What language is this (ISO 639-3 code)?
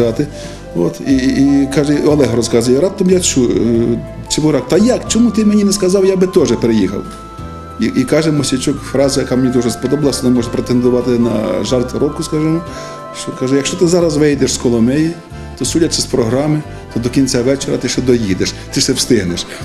ukr